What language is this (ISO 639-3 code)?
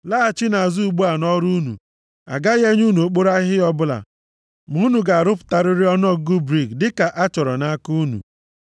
ibo